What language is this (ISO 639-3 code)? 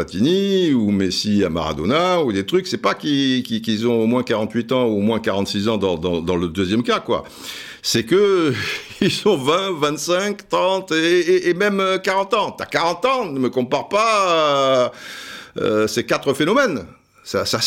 fra